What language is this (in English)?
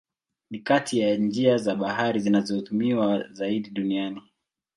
Swahili